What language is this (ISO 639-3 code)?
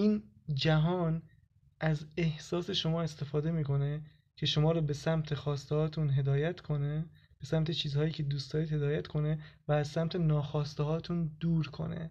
fas